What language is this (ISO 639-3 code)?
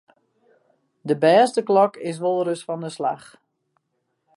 fry